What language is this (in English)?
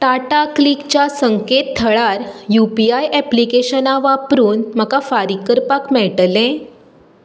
Konkani